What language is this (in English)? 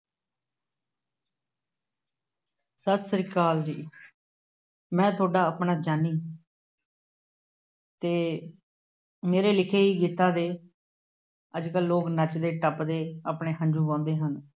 Punjabi